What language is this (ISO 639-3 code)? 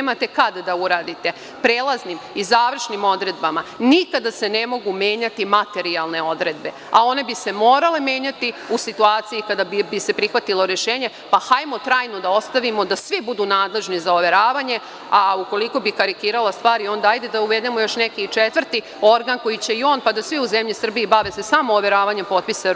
srp